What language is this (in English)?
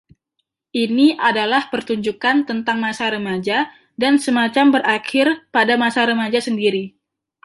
Indonesian